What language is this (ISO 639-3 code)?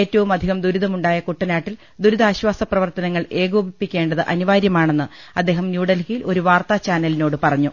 mal